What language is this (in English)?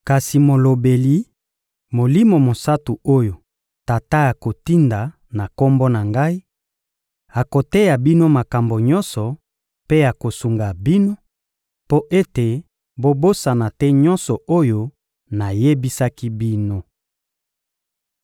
Lingala